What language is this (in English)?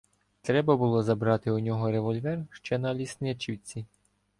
Ukrainian